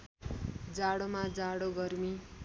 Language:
Nepali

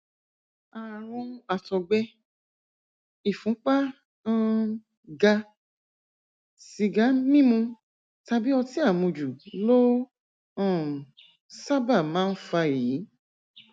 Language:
Yoruba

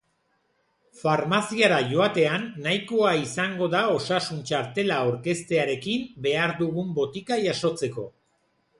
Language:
Basque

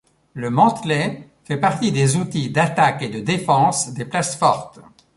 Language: French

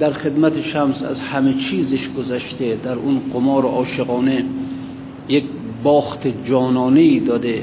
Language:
Persian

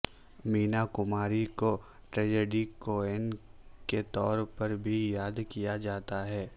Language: Urdu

